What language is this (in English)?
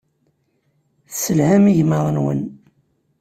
Kabyle